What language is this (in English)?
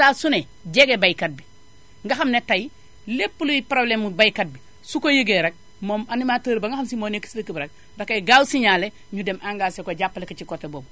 Wolof